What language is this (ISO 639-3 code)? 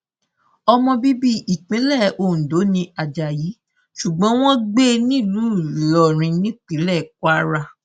yor